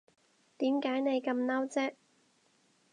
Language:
Cantonese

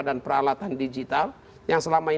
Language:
Indonesian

